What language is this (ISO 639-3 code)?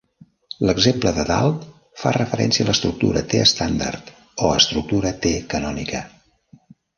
cat